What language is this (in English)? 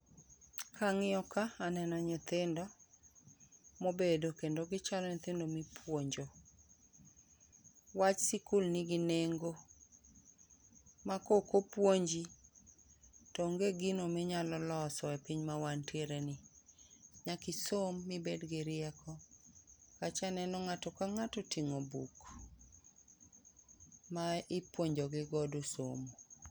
Luo (Kenya and Tanzania)